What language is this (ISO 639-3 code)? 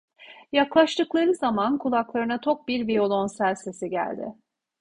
tur